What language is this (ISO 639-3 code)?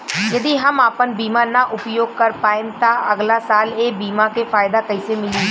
bho